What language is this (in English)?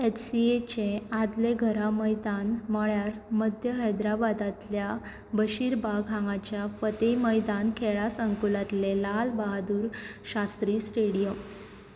Konkani